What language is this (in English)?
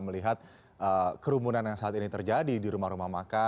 Indonesian